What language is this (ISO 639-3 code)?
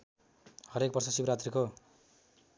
nep